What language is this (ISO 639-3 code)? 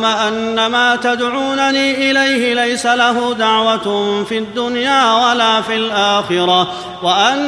ara